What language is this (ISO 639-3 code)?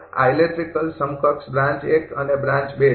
guj